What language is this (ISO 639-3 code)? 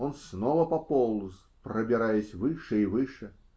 rus